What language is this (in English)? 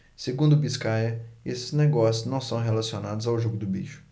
Portuguese